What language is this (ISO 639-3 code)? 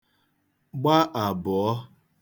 ibo